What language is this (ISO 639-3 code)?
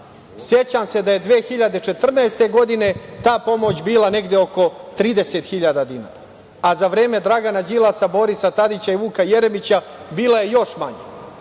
srp